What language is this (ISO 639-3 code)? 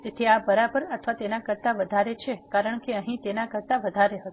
guj